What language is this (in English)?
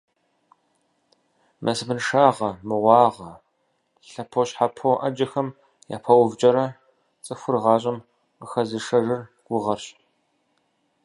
Kabardian